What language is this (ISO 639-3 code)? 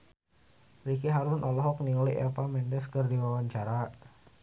sun